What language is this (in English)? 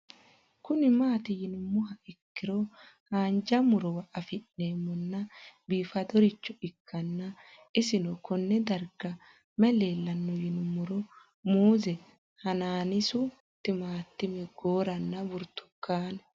Sidamo